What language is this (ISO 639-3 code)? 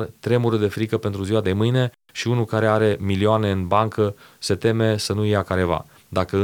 ron